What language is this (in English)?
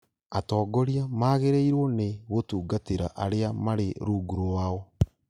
Kikuyu